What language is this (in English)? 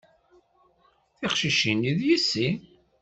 Kabyle